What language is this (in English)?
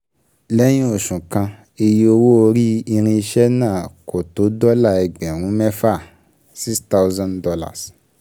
Yoruba